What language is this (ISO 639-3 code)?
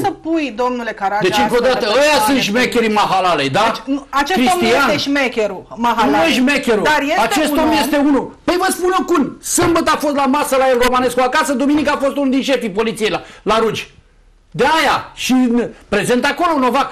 ron